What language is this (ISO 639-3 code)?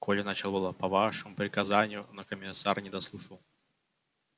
rus